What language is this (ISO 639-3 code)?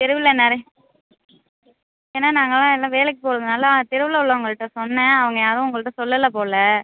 tam